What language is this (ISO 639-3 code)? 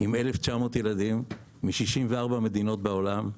heb